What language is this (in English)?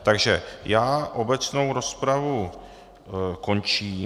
Czech